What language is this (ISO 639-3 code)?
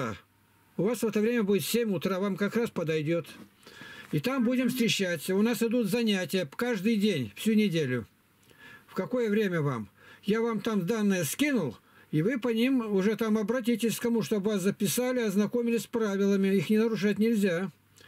rus